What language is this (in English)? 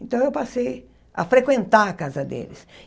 Portuguese